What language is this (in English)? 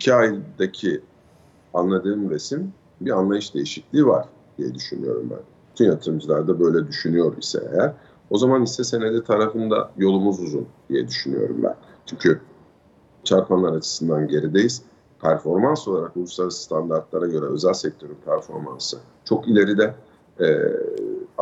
Turkish